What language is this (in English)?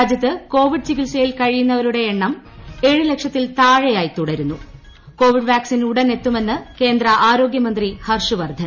Malayalam